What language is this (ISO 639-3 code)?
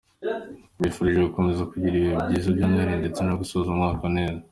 kin